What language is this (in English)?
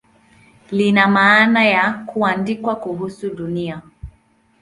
Swahili